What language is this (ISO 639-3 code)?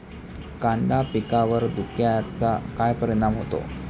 mar